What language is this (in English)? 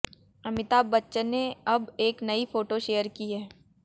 Hindi